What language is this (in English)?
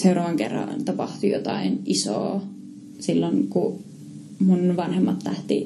Finnish